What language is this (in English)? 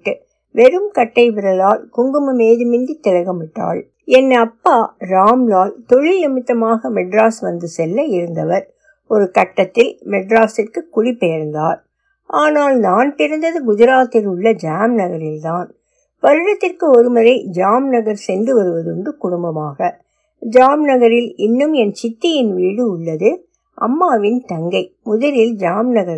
Tamil